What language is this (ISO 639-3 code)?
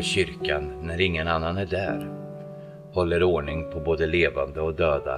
swe